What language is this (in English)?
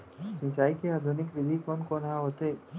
Chhattisgarhi